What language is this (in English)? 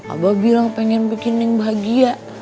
Indonesian